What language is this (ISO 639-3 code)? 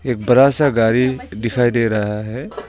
hin